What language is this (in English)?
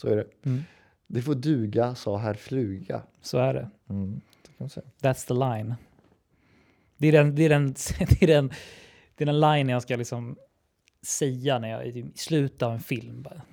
Swedish